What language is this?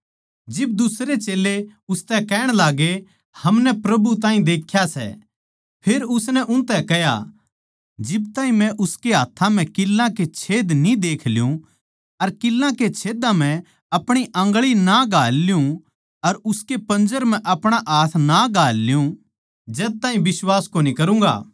Haryanvi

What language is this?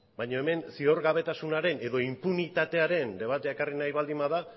Basque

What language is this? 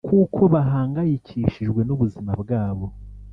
Kinyarwanda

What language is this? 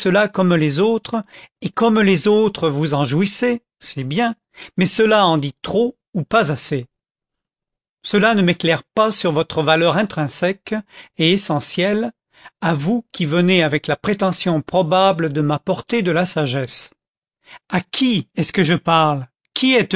French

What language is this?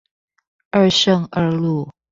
Chinese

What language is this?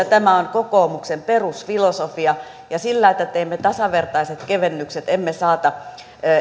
Finnish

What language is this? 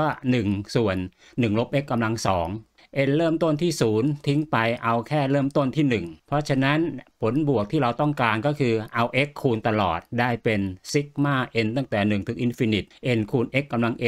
Thai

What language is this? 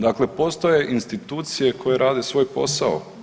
Croatian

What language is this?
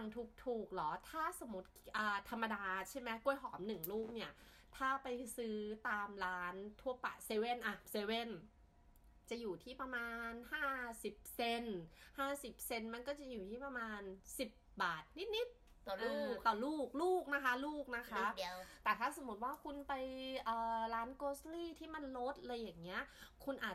Thai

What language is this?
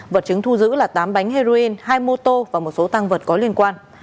Vietnamese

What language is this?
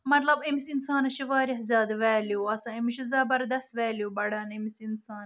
Kashmiri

